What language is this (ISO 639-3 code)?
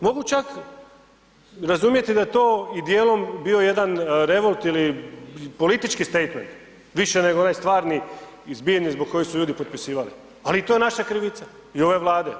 hrv